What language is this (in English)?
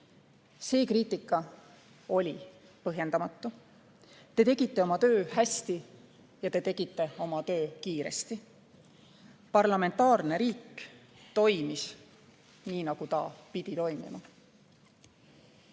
Estonian